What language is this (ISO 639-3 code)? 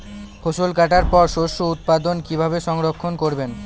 ben